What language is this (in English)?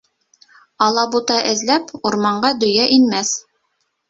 Bashkir